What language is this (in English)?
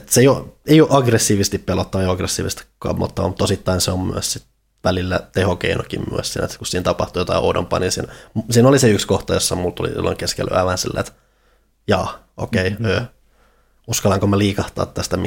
Finnish